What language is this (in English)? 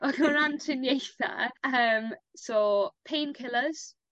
Welsh